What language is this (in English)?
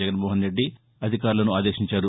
Telugu